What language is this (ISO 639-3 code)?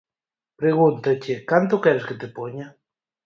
glg